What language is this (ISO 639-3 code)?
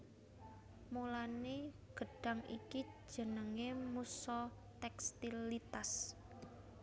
jav